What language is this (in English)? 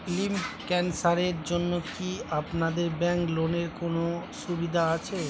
Bangla